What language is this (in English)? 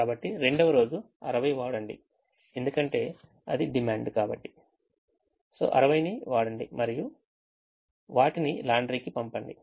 Telugu